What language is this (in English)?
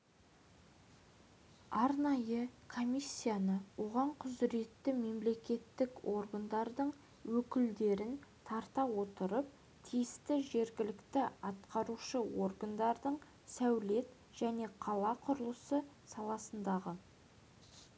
Kazakh